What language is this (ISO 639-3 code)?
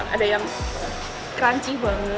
ind